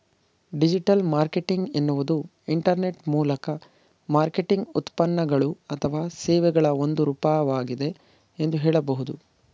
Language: Kannada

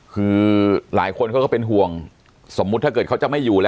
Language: Thai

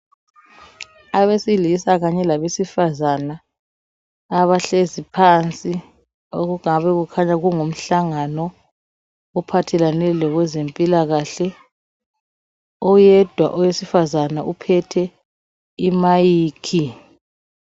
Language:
North Ndebele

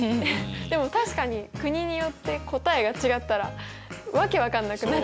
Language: Japanese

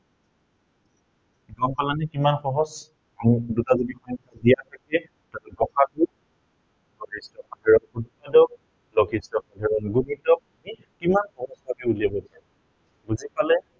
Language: Assamese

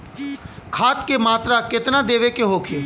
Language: Bhojpuri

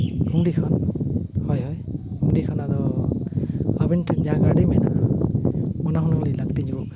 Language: Santali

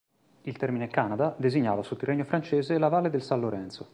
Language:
Italian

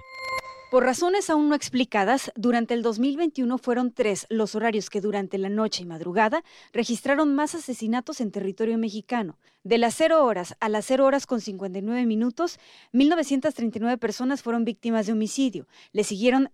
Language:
Spanish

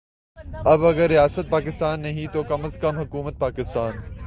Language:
Urdu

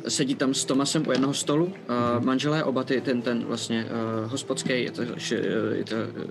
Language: Czech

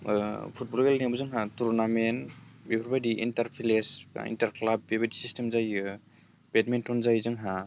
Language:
Bodo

